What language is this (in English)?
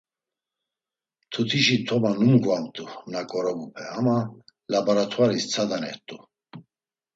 Laz